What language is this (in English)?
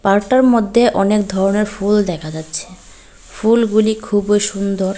Bangla